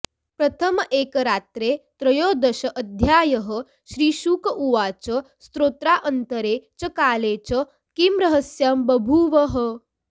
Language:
Sanskrit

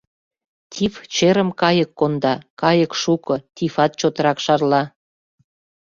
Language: Mari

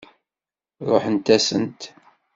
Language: Kabyle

